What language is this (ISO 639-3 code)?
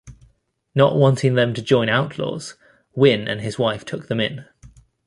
eng